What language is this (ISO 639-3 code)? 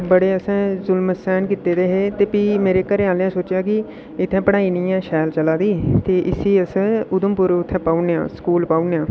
doi